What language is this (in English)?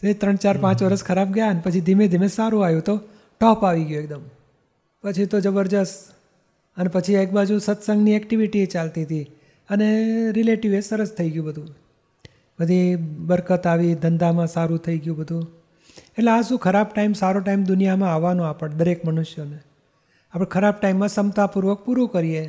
Gujarati